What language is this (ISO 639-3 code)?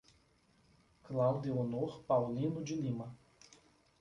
por